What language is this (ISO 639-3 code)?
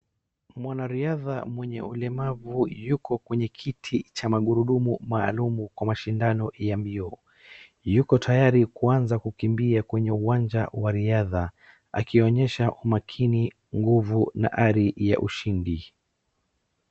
swa